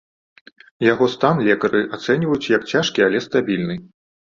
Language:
Belarusian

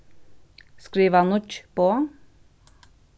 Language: Faroese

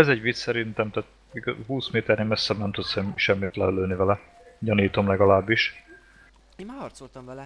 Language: Hungarian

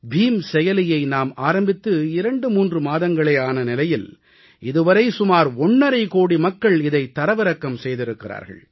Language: Tamil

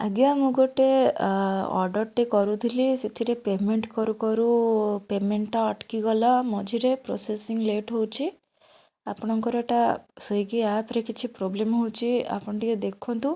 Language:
Odia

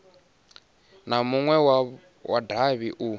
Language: Venda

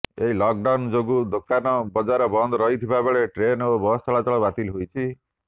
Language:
Odia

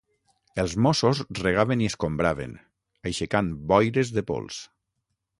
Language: Catalan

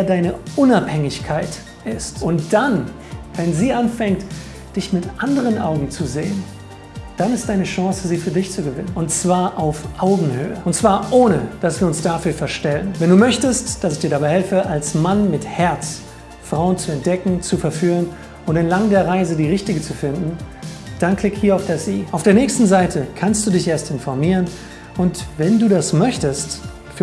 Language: German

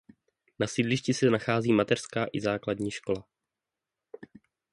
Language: Czech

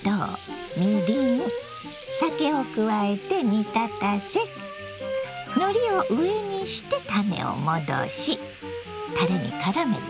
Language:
Japanese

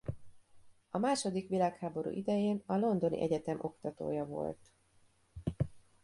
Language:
Hungarian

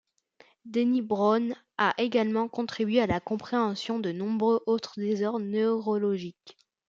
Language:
French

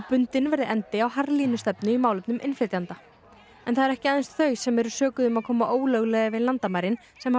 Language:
Icelandic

